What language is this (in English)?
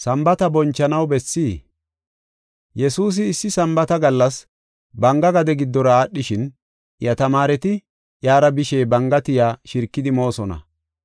Gofa